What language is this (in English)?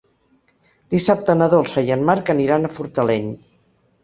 Catalan